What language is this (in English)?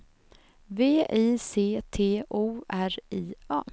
Swedish